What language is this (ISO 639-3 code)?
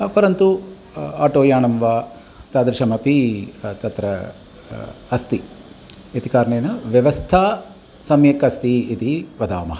san